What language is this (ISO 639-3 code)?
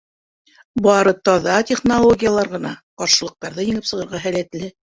bak